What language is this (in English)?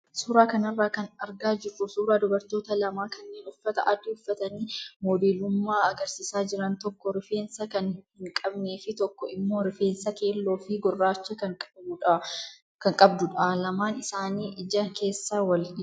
Oromo